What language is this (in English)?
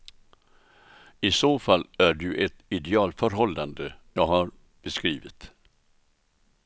Swedish